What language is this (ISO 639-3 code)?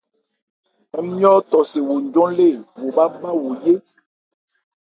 ebr